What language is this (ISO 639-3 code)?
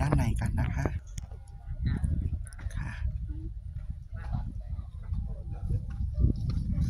tha